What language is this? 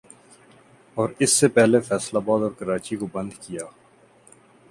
Urdu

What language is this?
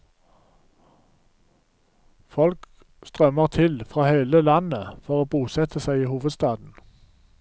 Norwegian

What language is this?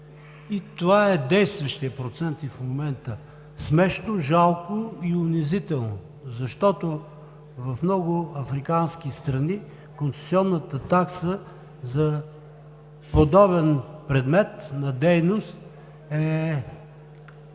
Bulgarian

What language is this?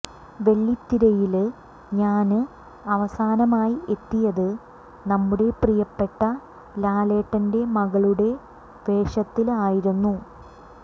Malayalam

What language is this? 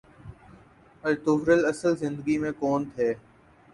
Urdu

